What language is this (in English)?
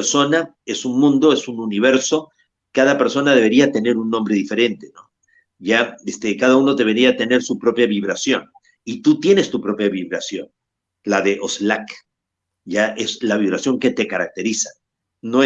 Spanish